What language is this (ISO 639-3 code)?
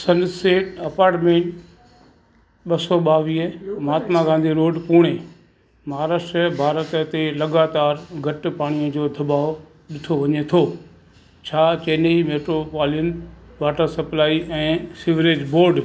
snd